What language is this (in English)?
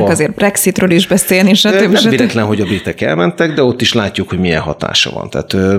Hungarian